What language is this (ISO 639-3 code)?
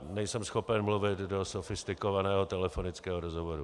ces